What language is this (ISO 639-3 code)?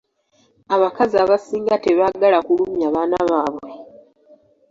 lug